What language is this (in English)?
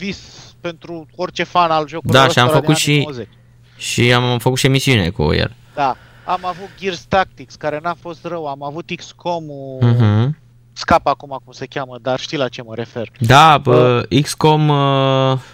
Romanian